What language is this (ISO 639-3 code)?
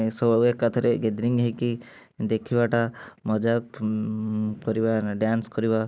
ori